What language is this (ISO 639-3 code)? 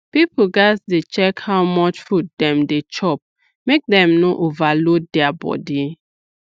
pcm